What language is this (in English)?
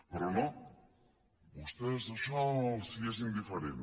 Catalan